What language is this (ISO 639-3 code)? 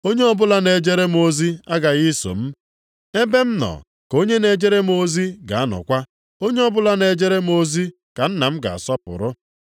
ibo